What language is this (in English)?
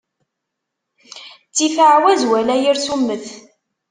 Kabyle